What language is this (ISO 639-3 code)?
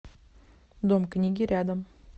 rus